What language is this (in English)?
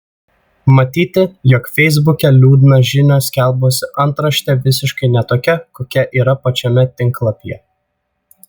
Lithuanian